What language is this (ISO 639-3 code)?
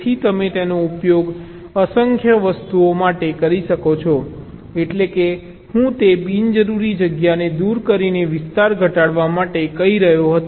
guj